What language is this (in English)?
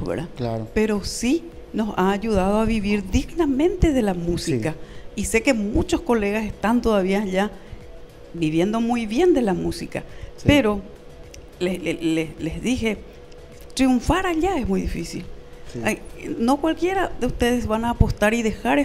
Spanish